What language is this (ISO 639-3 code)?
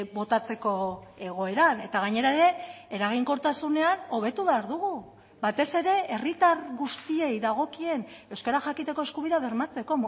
eus